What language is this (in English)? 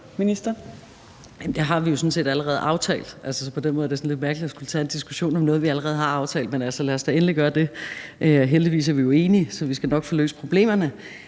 Danish